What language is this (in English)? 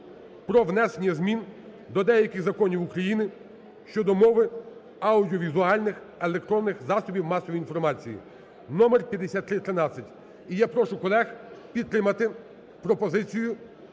Ukrainian